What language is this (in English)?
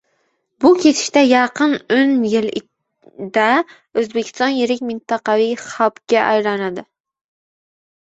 Uzbek